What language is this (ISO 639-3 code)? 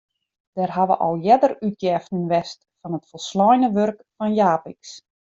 fry